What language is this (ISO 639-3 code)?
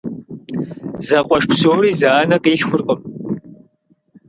kbd